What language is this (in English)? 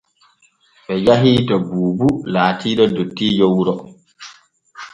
Borgu Fulfulde